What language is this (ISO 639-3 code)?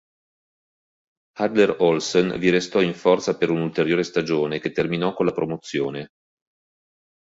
ita